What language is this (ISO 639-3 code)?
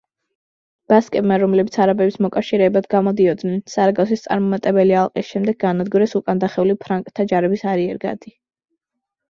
kat